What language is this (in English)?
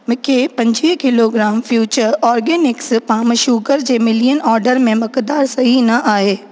Sindhi